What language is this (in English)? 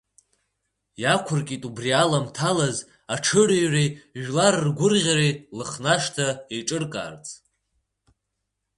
Abkhazian